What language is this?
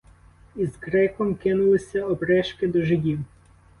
Ukrainian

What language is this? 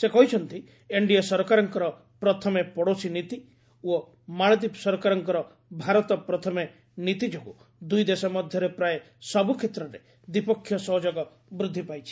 Odia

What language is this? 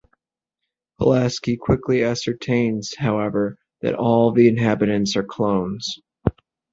English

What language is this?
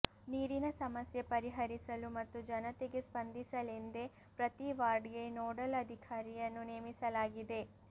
Kannada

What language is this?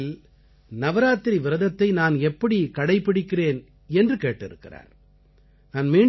Tamil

